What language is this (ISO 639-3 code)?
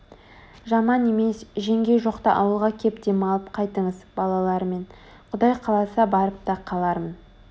kaz